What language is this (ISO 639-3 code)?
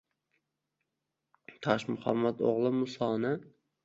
uzb